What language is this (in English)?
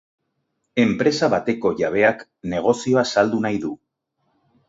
Basque